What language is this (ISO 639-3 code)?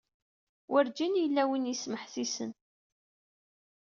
kab